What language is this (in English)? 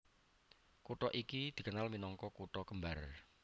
Javanese